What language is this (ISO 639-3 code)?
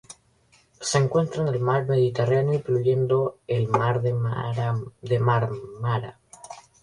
spa